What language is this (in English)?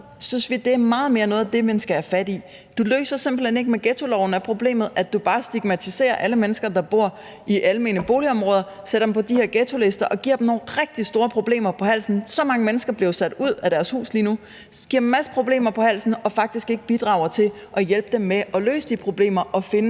Danish